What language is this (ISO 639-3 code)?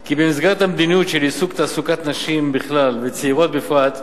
heb